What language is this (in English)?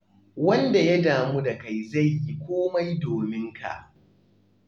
Hausa